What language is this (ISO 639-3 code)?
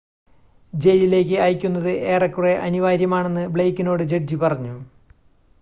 mal